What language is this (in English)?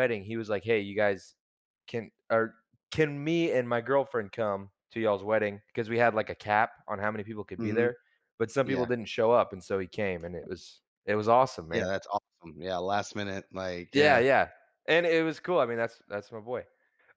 English